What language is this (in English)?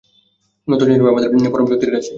Bangla